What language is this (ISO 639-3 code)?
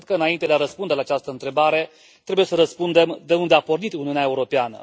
ron